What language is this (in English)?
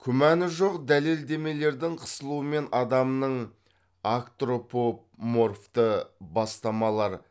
Kazakh